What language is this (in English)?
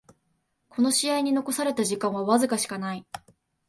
Japanese